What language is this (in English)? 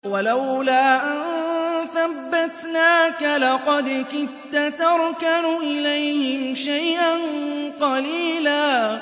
Arabic